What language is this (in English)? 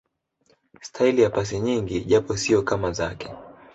Swahili